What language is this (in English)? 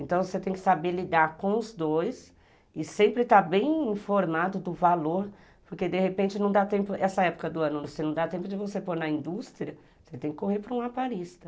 Portuguese